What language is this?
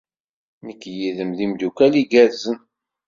Kabyle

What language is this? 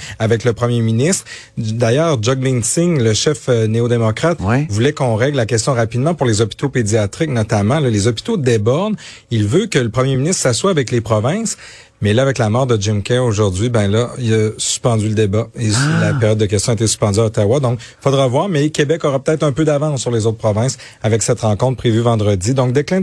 French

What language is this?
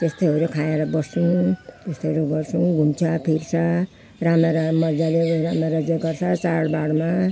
Nepali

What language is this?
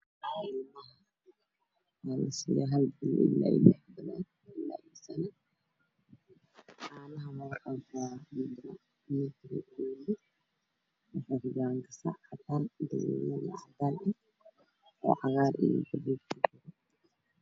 Somali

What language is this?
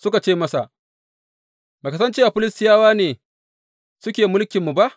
Hausa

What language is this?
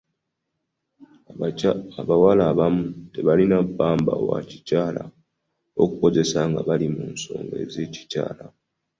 Ganda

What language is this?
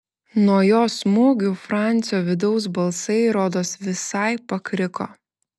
Lithuanian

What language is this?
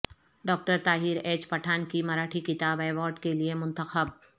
Urdu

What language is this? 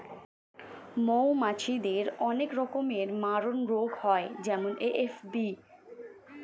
Bangla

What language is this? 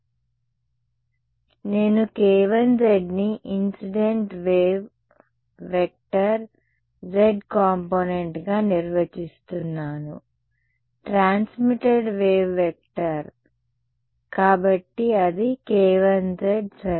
Telugu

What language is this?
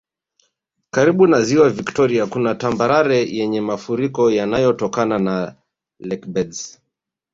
Swahili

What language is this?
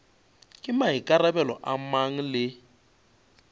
Northern Sotho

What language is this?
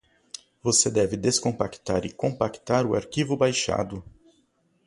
Portuguese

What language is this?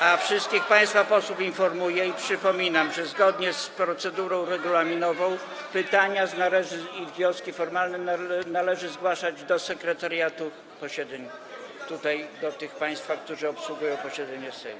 Polish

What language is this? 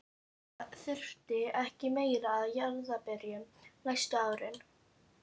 Icelandic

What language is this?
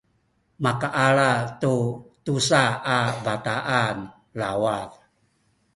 Sakizaya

